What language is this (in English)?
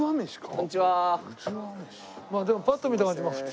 Japanese